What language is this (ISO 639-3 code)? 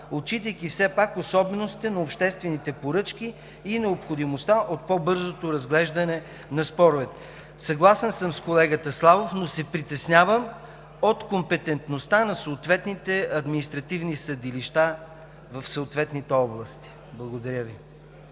bul